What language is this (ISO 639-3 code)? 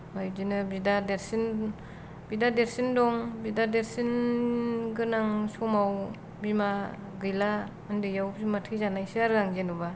brx